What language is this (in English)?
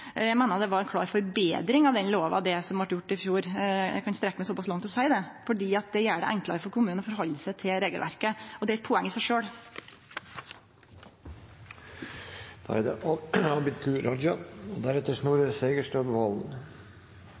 Norwegian Nynorsk